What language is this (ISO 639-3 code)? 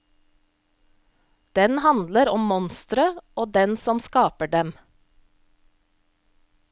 nor